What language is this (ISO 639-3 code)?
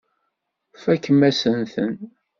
kab